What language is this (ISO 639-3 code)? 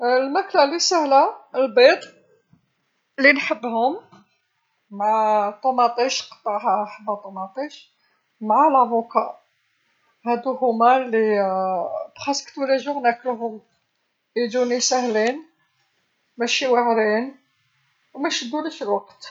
arq